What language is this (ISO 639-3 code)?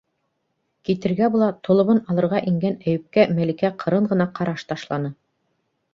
bak